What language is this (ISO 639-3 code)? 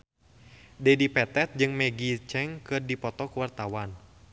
sun